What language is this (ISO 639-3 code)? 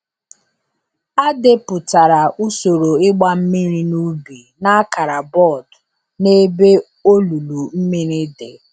ibo